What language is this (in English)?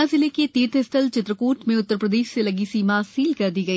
Hindi